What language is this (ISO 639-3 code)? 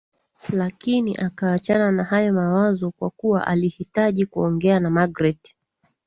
swa